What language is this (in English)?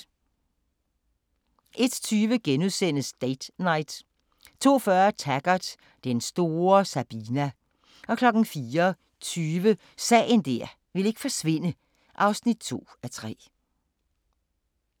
Danish